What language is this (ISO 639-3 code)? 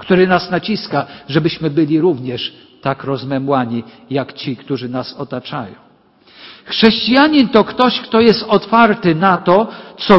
pol